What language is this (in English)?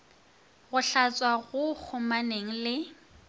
Northern Sotho